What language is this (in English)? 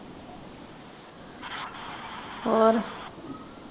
Punjabi